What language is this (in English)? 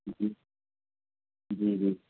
Urdu